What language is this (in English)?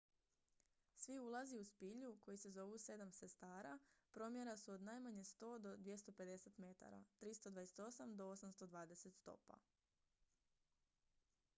Croatian